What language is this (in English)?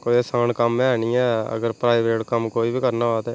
Dogri